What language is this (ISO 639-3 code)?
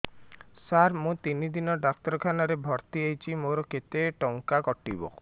ori